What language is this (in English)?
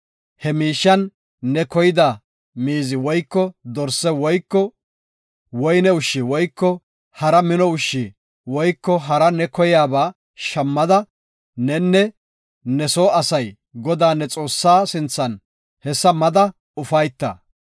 Gofa